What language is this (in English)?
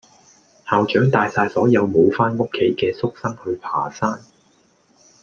Cantonese